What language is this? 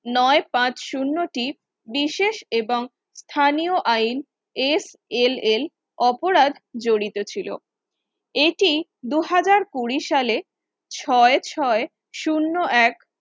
Bangla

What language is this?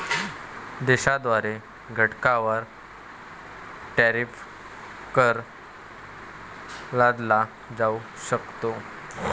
Marathi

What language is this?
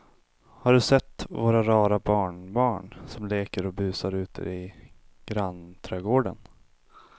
Swedish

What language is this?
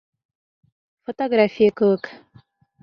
Bashkir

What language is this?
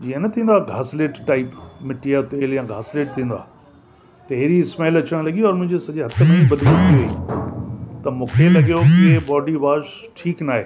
Sindhi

